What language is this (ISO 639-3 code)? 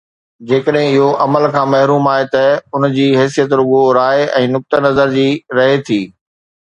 snd